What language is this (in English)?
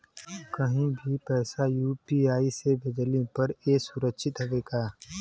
Bhojpuri